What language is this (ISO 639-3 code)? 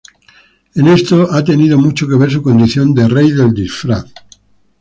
spa